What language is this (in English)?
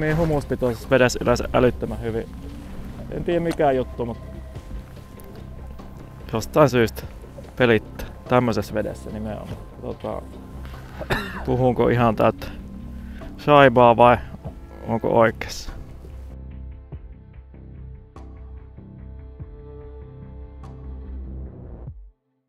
Finnish